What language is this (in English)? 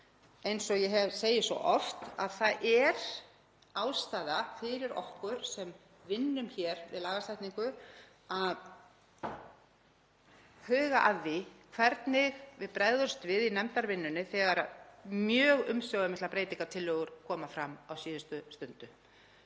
Icelandic